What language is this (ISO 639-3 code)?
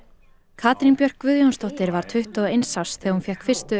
isl